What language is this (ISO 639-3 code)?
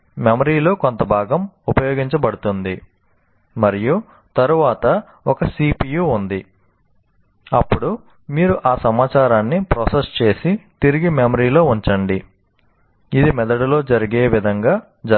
tel